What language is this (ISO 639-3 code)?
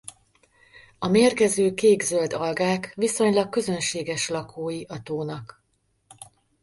hun